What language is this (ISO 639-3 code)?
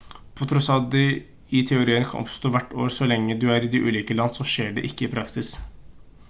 nob